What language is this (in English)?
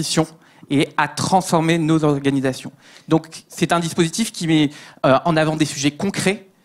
French